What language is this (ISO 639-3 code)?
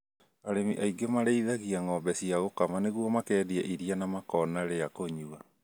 kik